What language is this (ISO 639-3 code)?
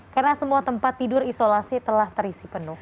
ind